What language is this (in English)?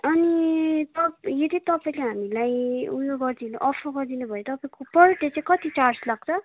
Nepali